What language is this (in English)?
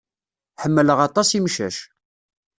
Kabyle